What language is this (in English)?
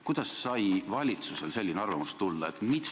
Estonian